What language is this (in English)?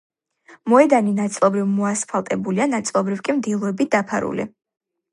Georgian